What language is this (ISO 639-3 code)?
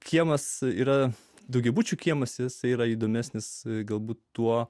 lit